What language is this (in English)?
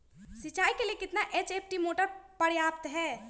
Magahi